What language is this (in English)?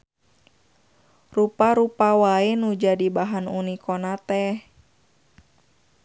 Sundanese